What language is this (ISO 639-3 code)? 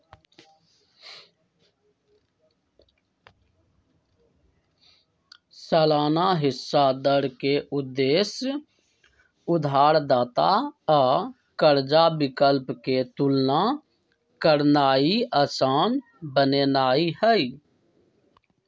mag